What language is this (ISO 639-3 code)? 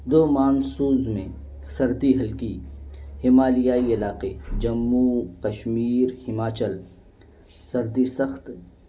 urd